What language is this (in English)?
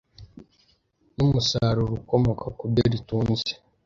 Kinyarwanda